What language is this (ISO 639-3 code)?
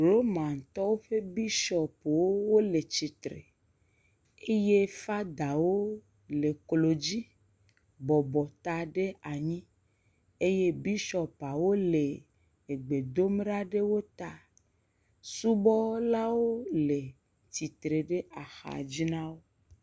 ewe